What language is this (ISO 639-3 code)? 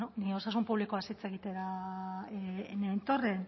eus